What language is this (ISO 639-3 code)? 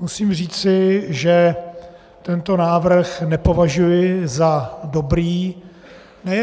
ces